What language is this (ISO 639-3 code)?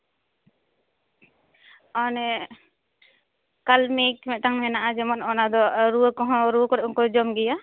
sat